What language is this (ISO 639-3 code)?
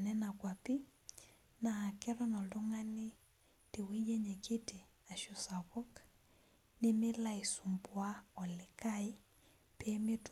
mas